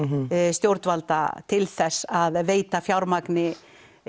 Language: Icelandic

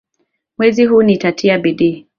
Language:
Swahili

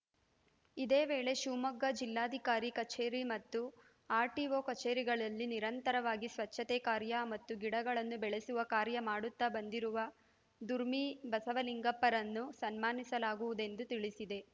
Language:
Kannada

